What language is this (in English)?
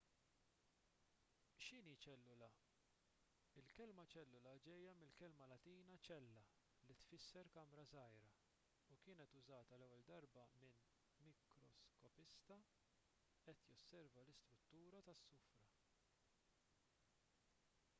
Maltese